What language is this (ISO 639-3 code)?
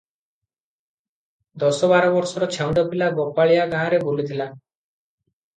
ori